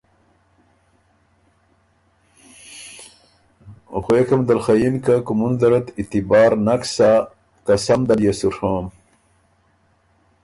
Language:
Ormuri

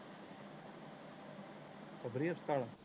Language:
Punjabi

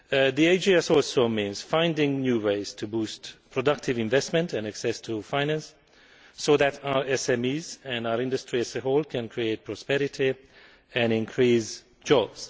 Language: English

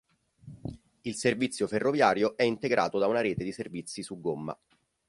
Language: Italian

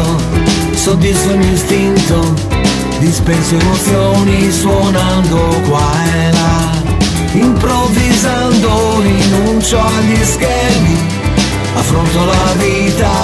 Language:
Polish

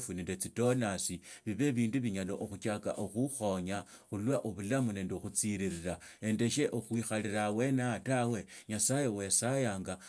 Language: Tsotso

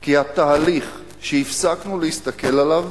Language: Hebrew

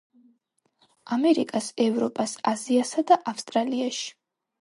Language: Georgian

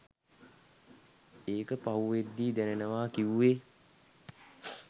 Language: Sinhala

